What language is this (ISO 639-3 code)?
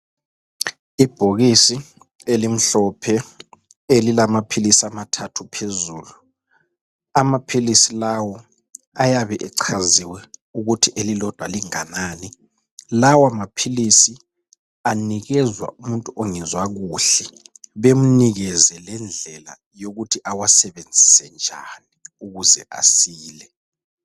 nde